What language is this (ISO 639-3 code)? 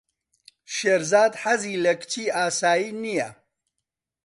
ckb